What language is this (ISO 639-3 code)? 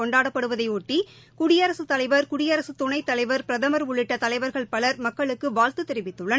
tam